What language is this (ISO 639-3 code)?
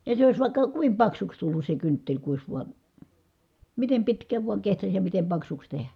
fin